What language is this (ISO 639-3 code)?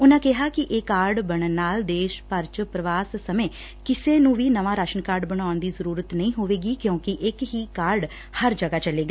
pan